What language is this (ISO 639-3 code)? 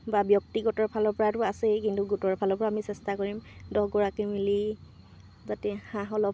asm